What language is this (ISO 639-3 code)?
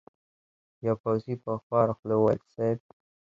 pus